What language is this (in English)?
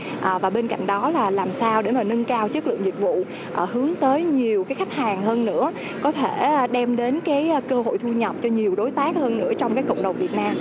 Vietnamese